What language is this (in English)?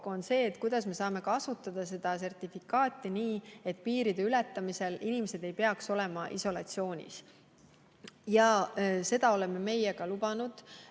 Estonian